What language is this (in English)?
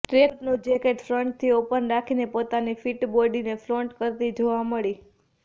Gujarati